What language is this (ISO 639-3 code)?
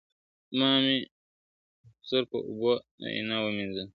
pus